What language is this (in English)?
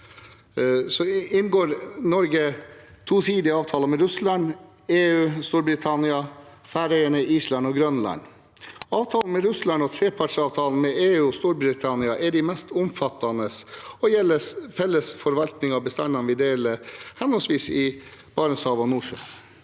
Norwegian